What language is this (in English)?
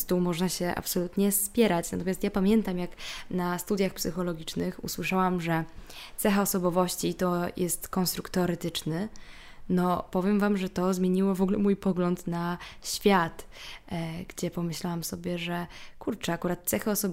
Polish